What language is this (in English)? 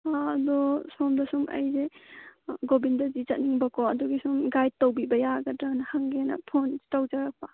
Manipuri